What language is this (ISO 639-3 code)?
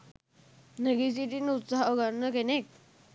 sin